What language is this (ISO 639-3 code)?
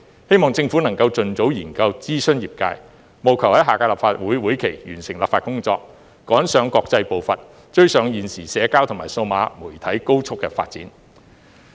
yue